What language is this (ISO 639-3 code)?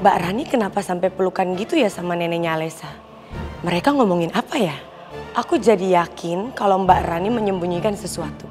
ind